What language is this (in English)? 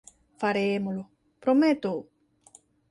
Galician